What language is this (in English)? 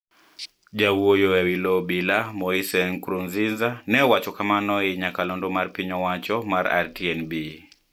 Luo (Kenya and Tanzania)